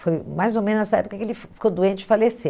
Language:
Portuguese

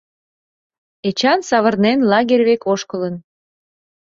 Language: Mari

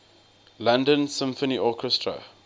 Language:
English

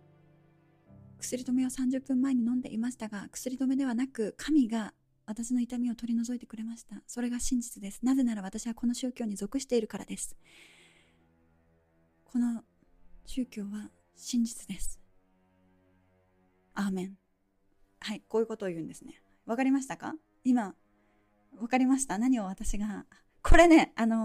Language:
Japanese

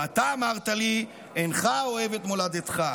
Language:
Hebrew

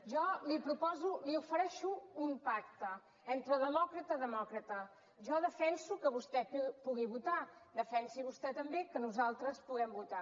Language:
Catalan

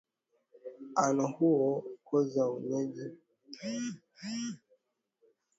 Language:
Swahili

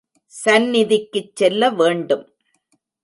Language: Tamil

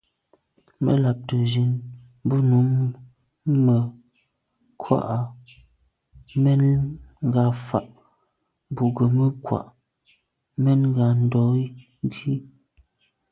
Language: Medumba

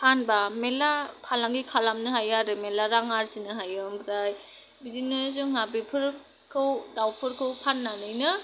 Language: Bodo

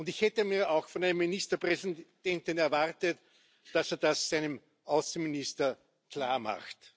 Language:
German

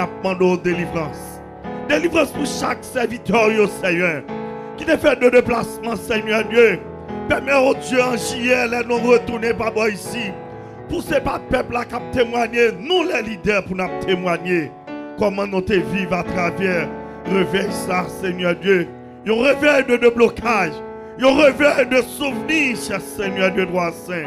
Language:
French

